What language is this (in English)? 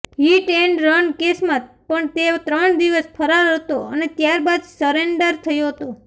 Gujarati